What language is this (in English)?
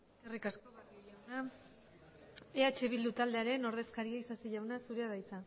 Basque